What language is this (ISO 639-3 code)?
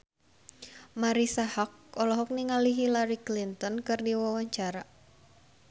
sun